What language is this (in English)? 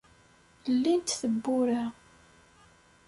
Kabyle